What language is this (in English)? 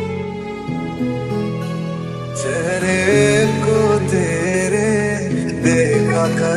Romanian